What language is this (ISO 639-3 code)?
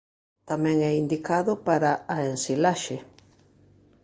glg